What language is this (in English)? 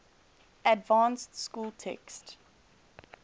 English